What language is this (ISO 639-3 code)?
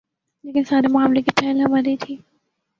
urd